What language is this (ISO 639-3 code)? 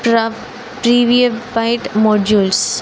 tel